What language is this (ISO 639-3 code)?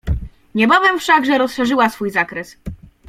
pol